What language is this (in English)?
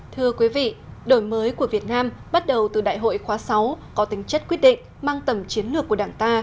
Vietnamese